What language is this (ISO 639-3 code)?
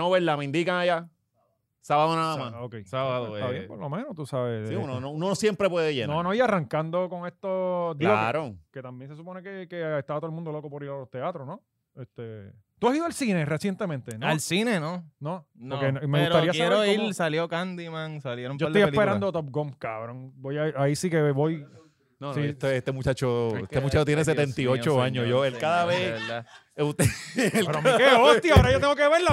spa